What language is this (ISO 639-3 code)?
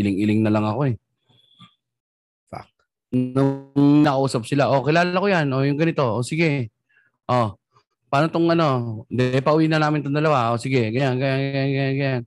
fil